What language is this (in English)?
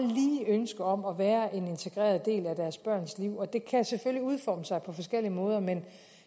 Danish